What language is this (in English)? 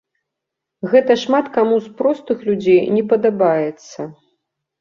Belarusian